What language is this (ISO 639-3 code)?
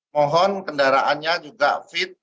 ind